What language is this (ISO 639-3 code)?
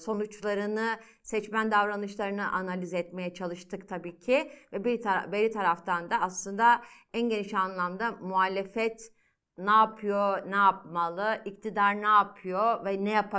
tur